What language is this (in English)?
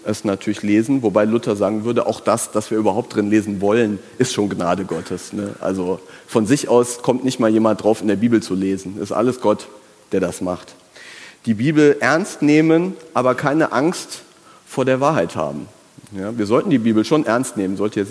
German